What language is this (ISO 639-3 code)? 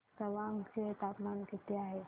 mar